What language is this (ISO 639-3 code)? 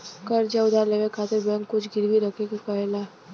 bho